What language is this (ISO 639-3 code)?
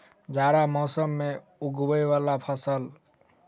mai